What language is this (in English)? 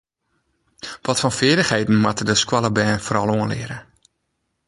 Western Frisian